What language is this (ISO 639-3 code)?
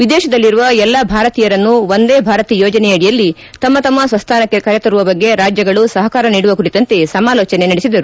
kan